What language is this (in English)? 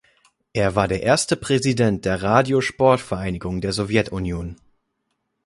German